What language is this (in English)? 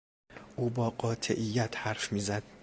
Persian